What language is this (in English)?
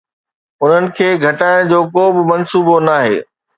Sindhi